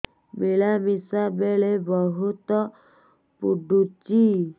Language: Odia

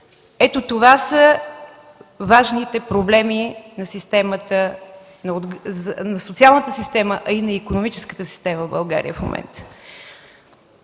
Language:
Bulgarian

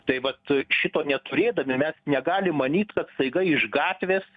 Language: Lithuanian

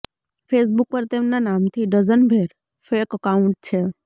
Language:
Gujarati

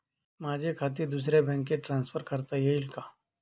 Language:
Marathi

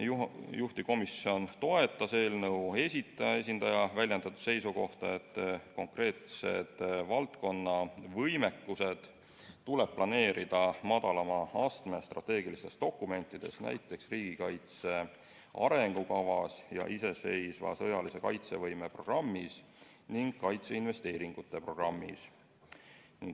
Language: Estonian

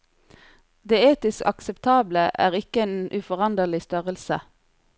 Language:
Norwegian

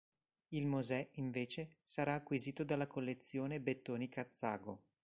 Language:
Italian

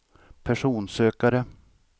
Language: Swedish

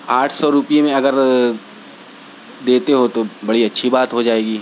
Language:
Urdu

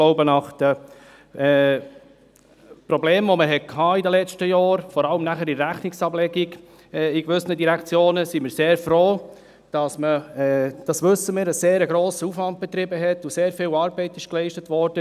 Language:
Swiss German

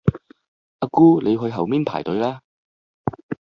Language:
Cantonese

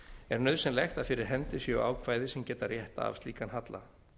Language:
Icelandic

